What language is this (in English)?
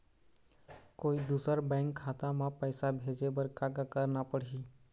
Chhattisgarhi